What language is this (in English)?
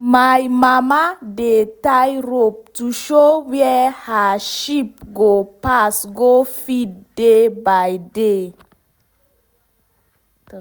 Nigerian Pidgin